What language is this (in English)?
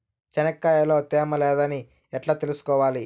Telugu